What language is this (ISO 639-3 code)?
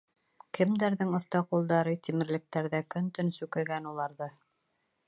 bak